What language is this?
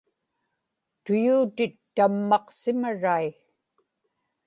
Inupiaq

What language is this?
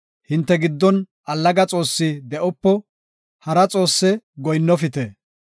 Gofa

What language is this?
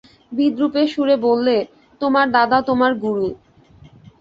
Bangla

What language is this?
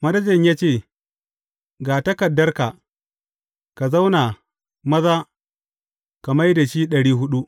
Hausa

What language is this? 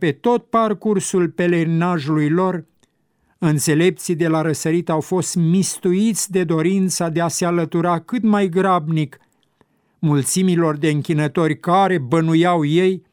Romanian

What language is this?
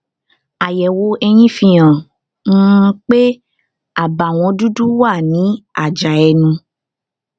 Yoruba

